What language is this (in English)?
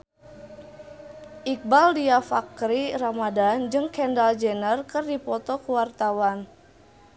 Sundanese